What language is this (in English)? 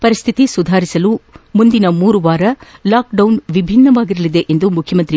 Kannada